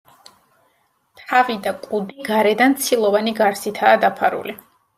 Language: Georgian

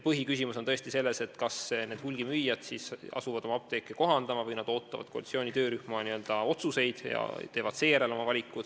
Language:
Estonian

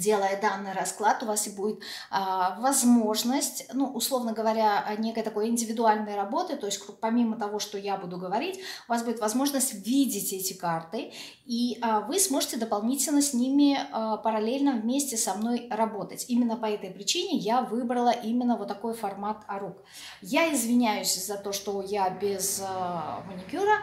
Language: Russian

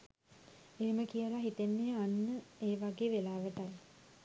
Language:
Sinhala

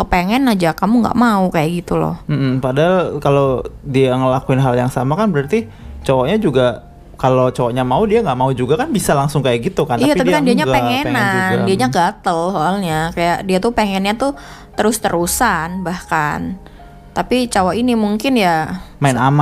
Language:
Indonesian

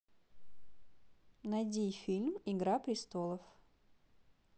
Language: Russian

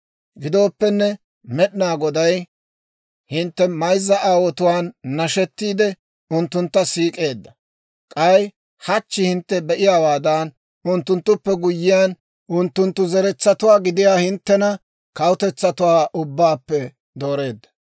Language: Dawro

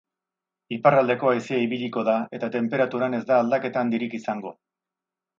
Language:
Basque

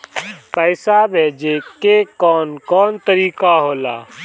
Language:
Bhojpuri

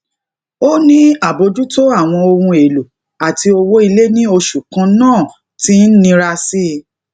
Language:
Yoruba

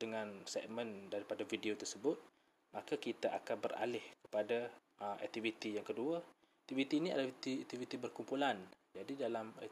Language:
Malay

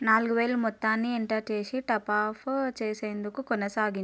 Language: Telugu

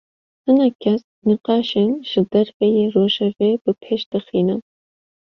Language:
Kurdish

